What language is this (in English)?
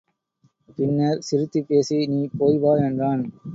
Tamil